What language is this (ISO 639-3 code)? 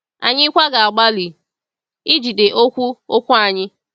ibo